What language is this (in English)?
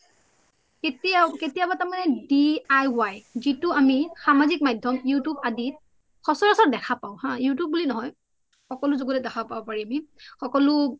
Assamese